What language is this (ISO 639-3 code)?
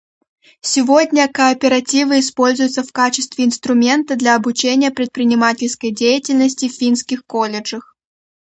rus